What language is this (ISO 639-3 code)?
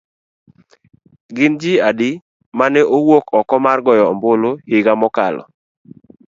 luo